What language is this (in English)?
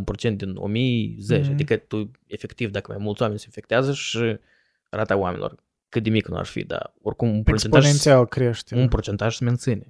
Romanian